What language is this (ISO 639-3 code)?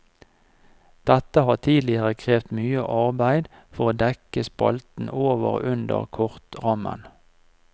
nor